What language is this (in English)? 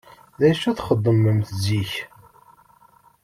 Kabyle